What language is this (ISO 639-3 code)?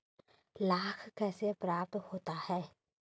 hin